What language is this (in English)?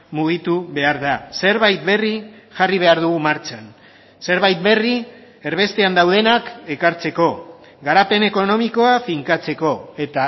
Basque